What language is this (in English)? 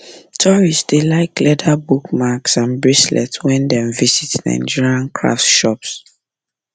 Nigerian Pidgin